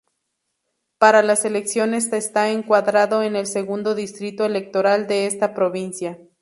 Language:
Spanish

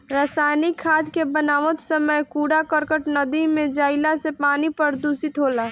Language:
Bhojpuri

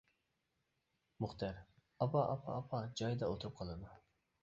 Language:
Uyghur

